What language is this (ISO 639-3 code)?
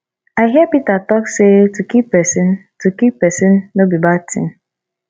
pcm